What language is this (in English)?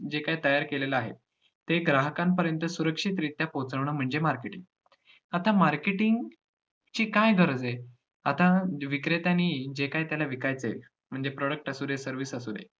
Marathi